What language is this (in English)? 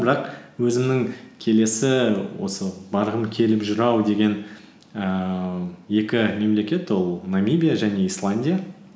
Kazakh